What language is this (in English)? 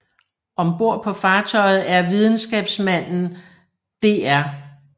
Danish